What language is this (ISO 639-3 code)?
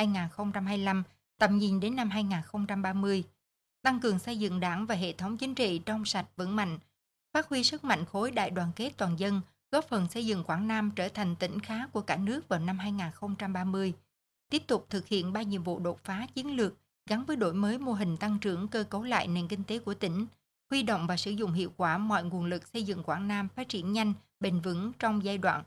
vie